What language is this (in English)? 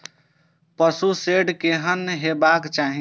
Maithili